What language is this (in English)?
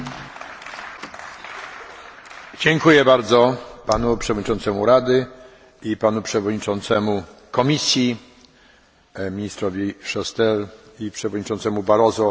Polish